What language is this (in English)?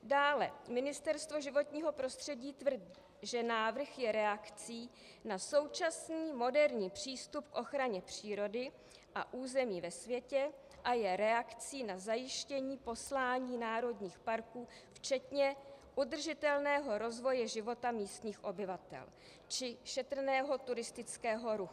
Czech